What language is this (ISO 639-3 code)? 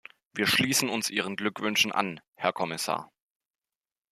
deu